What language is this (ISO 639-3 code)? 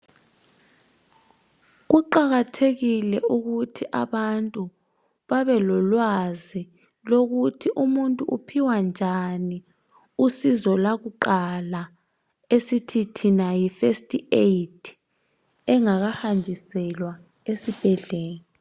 nde